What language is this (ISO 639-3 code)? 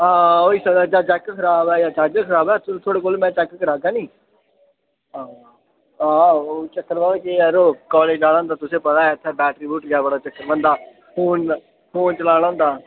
doi